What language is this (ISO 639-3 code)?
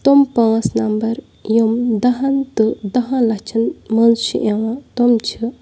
kas